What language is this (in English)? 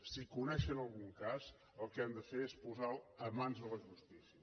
Catalan